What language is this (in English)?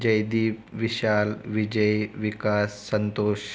Marathi